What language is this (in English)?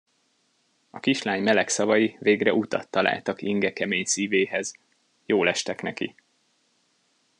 Hungarian